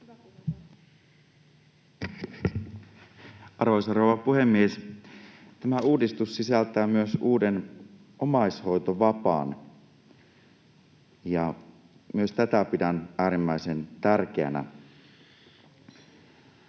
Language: Finnish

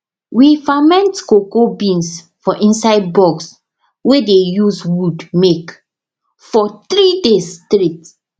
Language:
Nigerian Pidgin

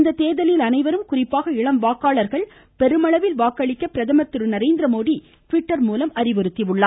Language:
Tamil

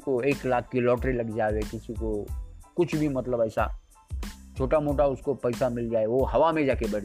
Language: Hindi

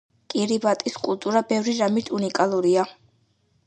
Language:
Georgian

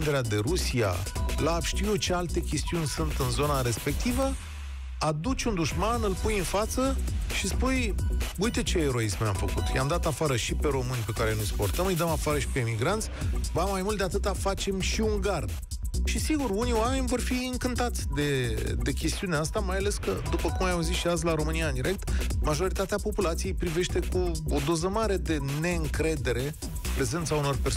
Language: Romanian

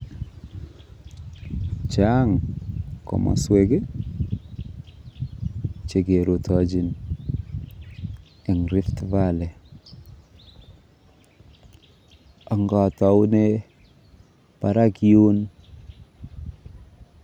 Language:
Kalenjin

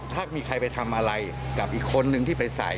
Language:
Thai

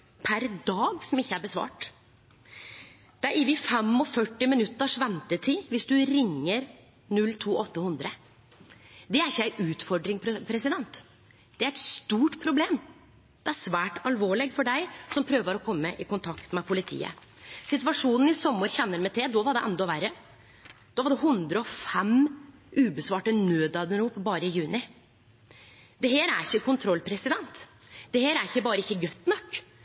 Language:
Norwegian Nynorsk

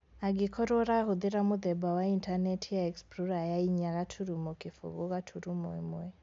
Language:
Kikuyu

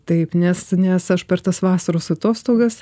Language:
Lithuanian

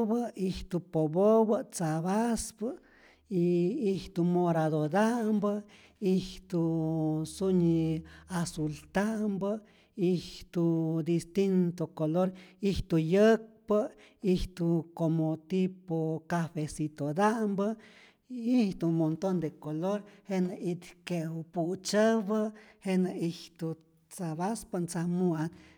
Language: Rayón Zoque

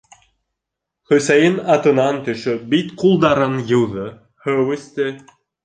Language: Bashkir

